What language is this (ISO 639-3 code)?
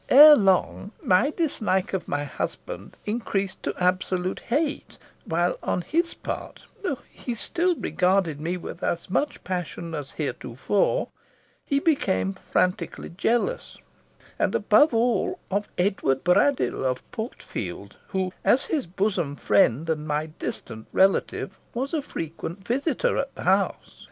eng